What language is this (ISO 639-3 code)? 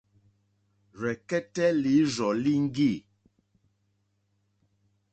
bri